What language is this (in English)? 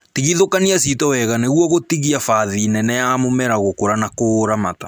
Kikuyu